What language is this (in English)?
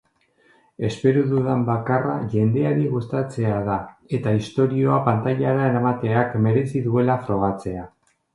Basque